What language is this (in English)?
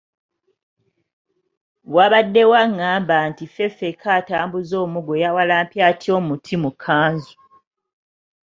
Ganda